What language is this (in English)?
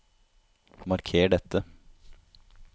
Norwegian